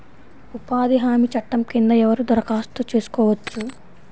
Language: Telugu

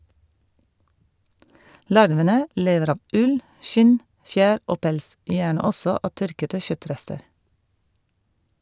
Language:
Norwegian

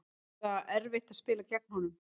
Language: Icelandic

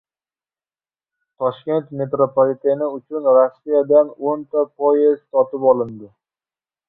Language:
Uzbek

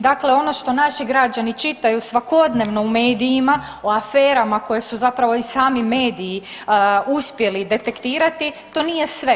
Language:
Croatian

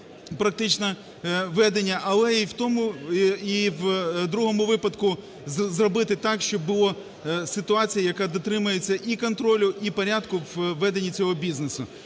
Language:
Ukrainian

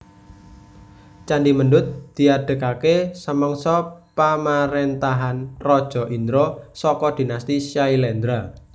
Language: Javanese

